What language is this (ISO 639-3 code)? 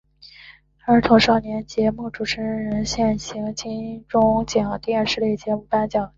zho